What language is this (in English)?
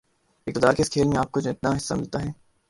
Urdu